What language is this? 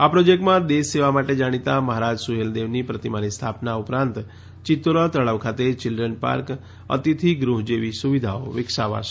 Gujarati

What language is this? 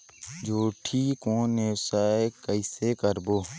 Chhattisgarhi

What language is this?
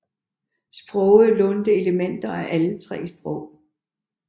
Danish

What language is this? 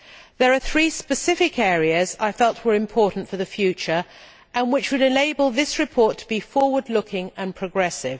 English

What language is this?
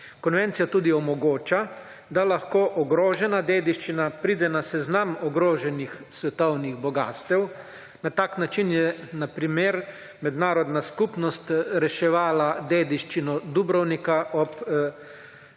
Slovenian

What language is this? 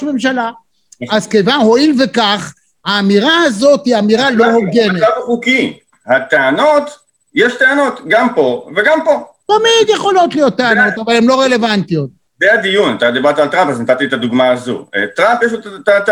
Hebrew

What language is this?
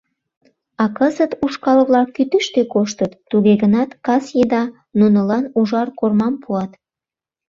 Mari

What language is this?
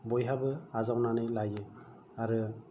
Bodo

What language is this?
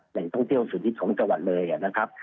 Thai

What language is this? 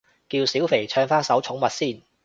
Cantonese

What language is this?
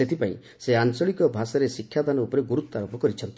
Odia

